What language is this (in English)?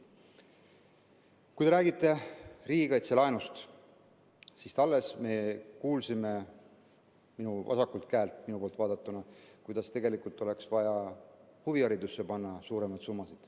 Estonian